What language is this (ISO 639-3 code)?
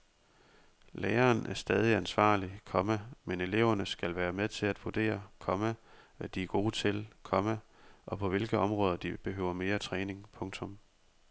dan